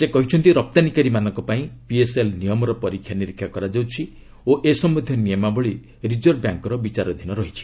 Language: Odia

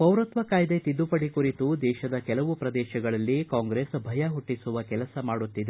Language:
Kannada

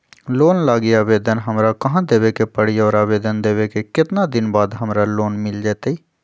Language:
Magahi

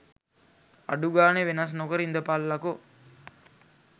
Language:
Sinhala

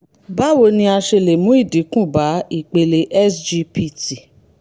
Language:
Yoruba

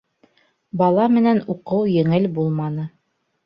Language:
Bashkir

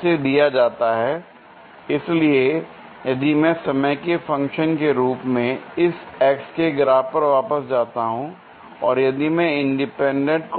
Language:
Hindi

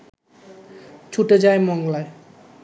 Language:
Bangla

